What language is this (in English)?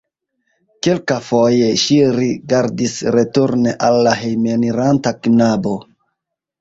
Esperanto